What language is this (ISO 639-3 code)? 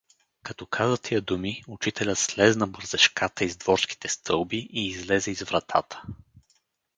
bul